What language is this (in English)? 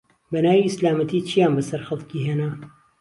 Central Kurdish